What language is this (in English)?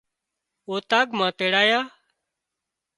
Wadiyara Koli